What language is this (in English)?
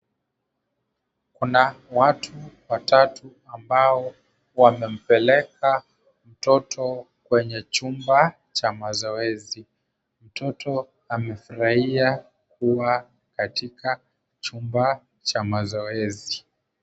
Swahili